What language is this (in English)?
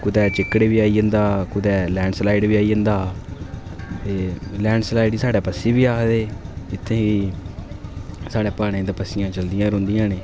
Dogri